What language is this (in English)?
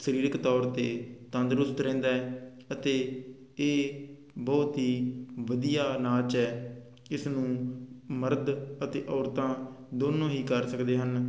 Punjabi